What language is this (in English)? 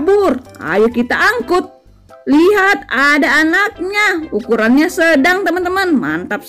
Indonesian